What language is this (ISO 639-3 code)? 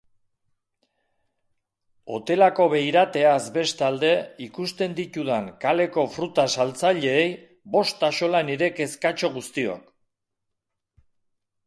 eus